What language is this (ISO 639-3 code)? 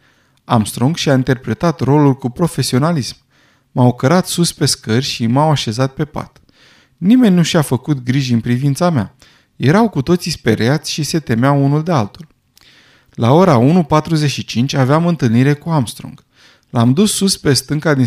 ron